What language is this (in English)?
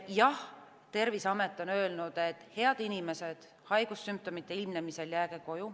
Estonian